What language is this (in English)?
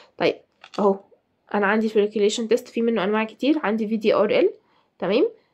Arabic